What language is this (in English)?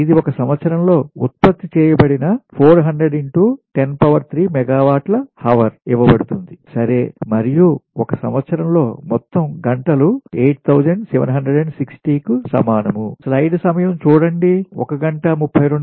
Telugu